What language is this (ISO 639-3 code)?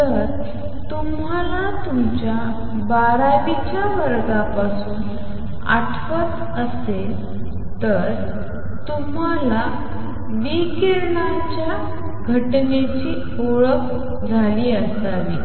mar